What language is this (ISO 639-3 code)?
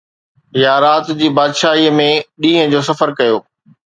snd